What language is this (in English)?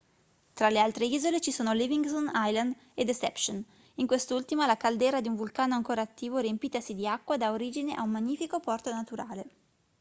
Italian